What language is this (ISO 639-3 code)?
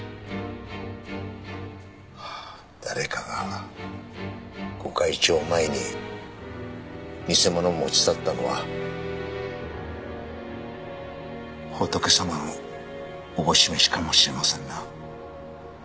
jpn